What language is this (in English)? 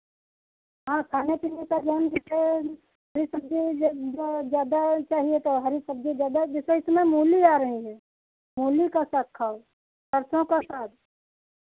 Hindi